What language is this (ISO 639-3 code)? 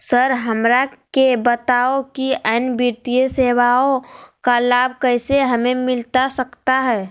mag